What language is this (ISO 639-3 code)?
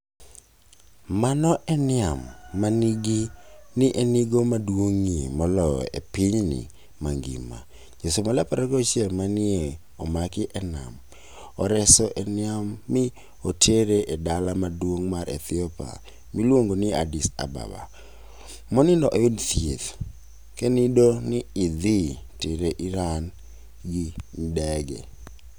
luo